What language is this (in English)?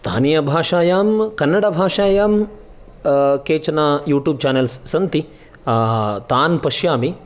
Sanskrit